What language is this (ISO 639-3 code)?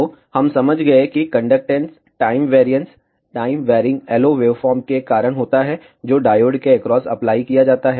hin